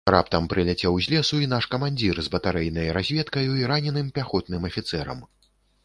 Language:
Belarusian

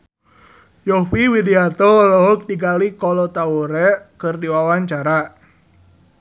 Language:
Sundanese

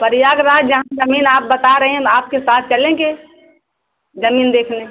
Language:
Hindi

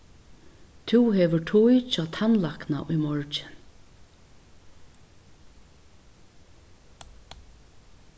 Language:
Faroese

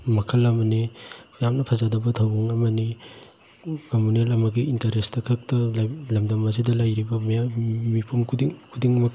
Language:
Manipuri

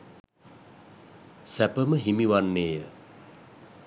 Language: Sinhala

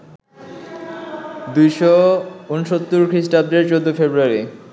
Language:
Bangla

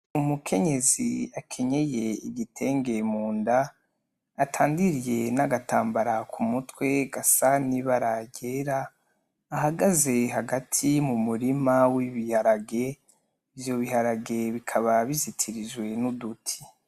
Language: Rundi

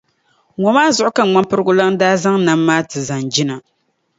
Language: Dagbani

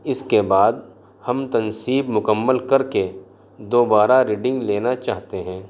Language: Urdu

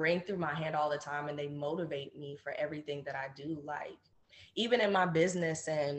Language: English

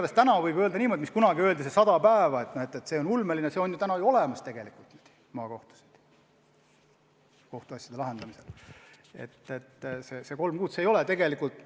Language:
Estonian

